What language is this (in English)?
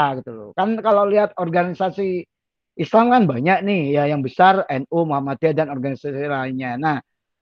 Indonesian